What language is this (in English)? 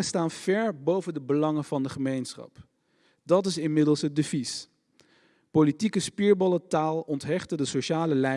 Dutch